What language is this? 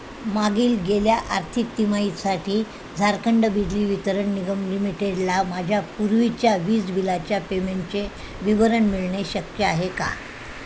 Marathi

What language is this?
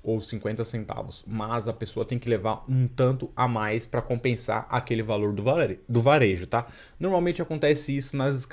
Portuguese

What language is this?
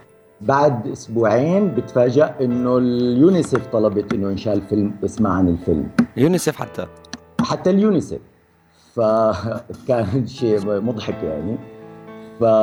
Arabic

